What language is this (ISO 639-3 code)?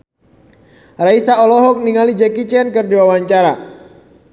sun